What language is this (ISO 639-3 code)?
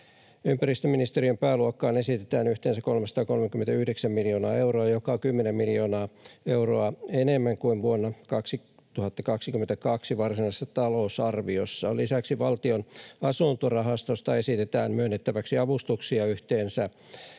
fin